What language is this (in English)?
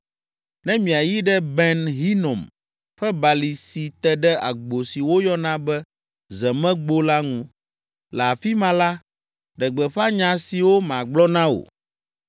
Ewe